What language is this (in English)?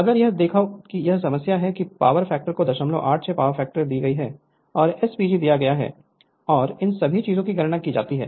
Hindi